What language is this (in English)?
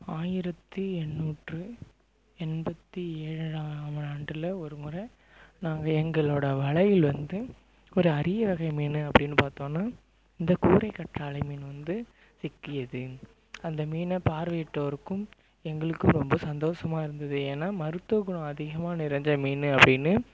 Tamil